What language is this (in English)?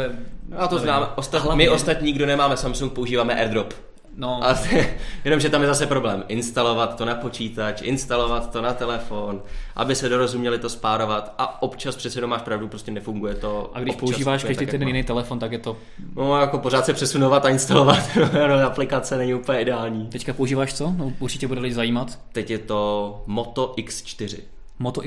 Czech